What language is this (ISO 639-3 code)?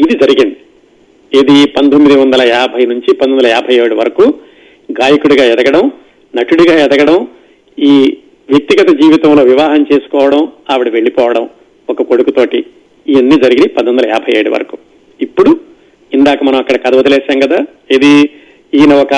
tel